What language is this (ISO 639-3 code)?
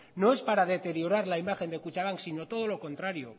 spa